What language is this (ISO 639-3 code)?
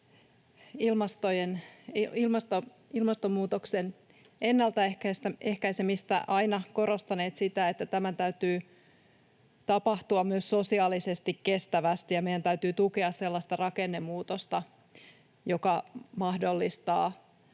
fin